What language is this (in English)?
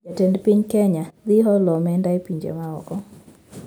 Luo (Kenya and Tanzania)